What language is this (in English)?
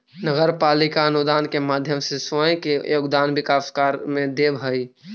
Magahi